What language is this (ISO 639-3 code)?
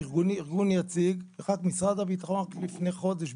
heb